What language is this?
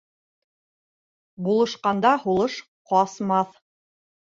Bashkir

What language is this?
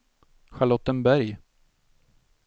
Swedish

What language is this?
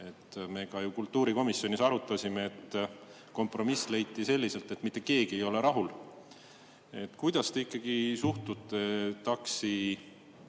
Estonian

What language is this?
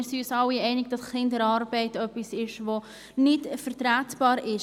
Swiss German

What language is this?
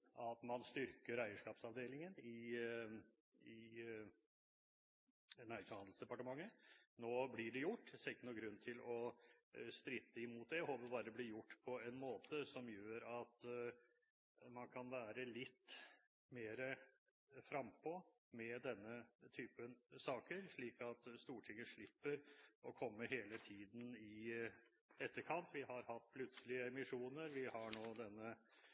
Norwegian Bokmål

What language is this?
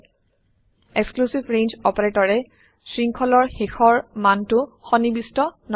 Assamese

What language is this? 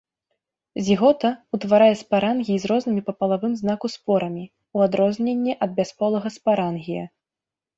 Belarusian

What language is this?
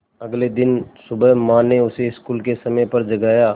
Hindi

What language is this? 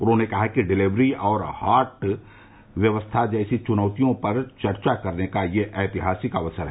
Hindi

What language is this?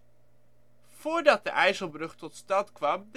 Dutch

